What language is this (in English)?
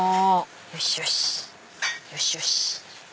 Japanese